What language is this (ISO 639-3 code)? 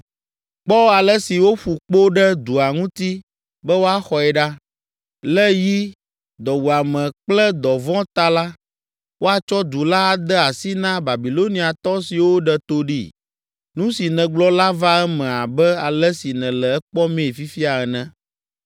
ewe